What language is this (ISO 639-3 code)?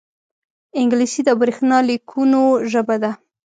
pus